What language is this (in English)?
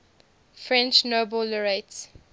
English